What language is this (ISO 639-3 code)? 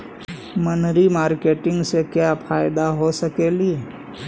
mag